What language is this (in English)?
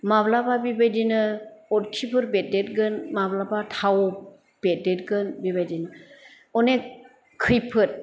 Bodo